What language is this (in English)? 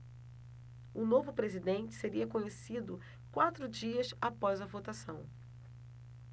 Portuguese